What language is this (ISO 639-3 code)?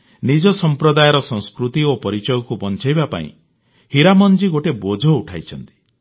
ori